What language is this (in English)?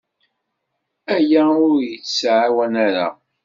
Kabyle